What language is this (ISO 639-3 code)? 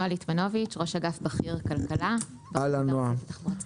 heb